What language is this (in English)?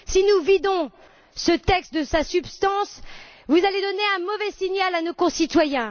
French